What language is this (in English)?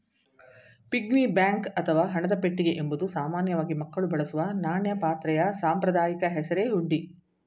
Kannada